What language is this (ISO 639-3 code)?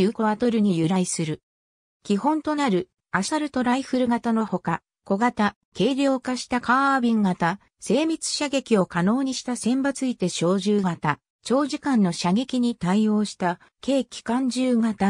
jpn